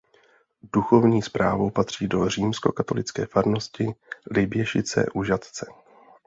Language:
Czech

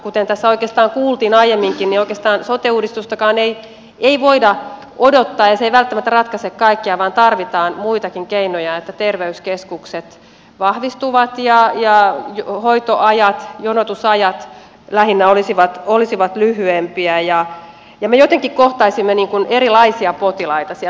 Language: Finnish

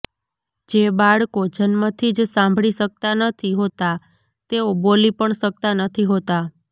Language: Gujarati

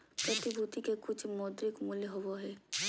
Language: Magahi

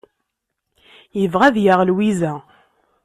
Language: Kabyle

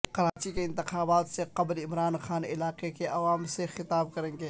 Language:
Urdu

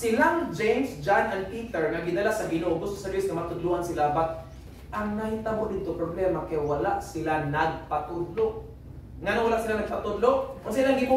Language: Filipino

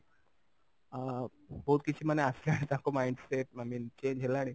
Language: Odia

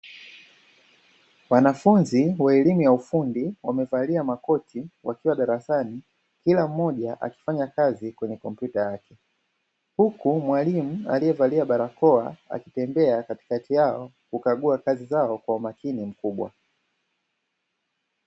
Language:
Swahili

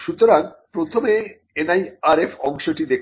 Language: Bangla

